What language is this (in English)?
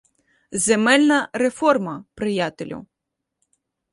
Ukrainian